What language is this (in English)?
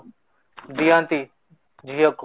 Odia